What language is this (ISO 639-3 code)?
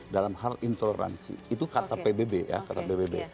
ind